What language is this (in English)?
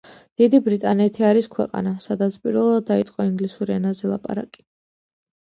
Georgian